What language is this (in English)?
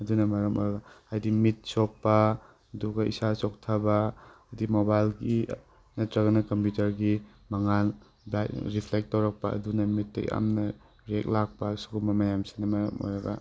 Manipuri